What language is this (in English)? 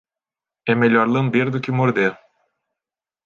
Portuguese